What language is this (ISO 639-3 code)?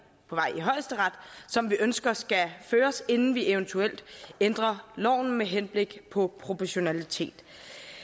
dan